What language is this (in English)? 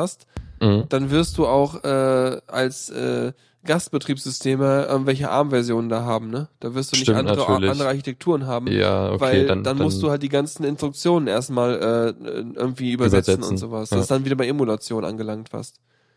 German